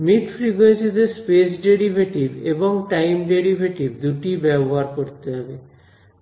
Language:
Bangla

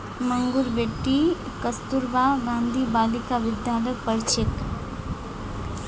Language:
Magahi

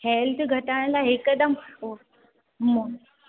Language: Sindhi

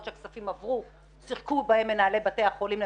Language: Hebrew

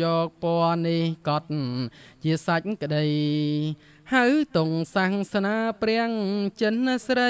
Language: Thai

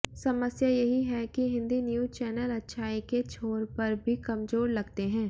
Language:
Hindi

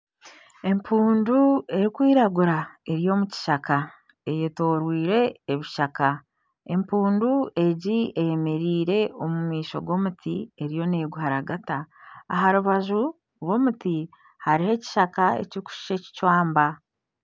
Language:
Nyankole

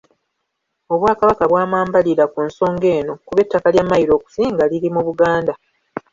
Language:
Ganda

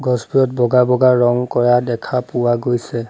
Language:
Assamese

